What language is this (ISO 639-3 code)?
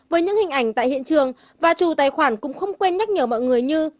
vie